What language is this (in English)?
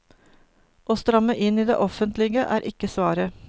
Norwegian